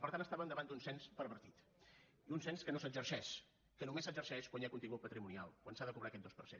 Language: Catalan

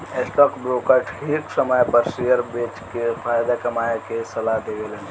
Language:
Bhojpuri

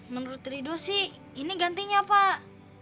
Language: Indonesian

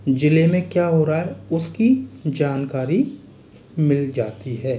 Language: Hindi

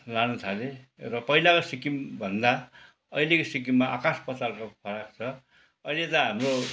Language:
Nepali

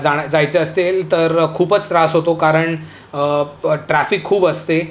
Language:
Marathi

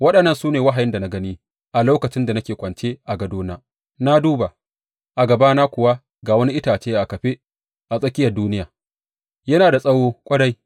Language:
Hausa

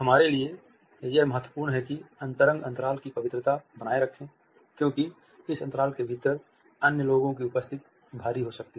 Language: Hindi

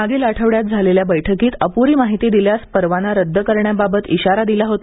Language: Marathi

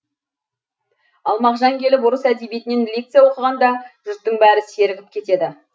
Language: Kazakh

